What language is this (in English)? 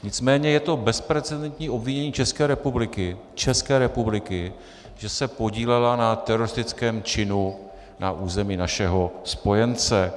Czech